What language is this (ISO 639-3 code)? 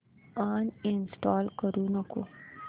mar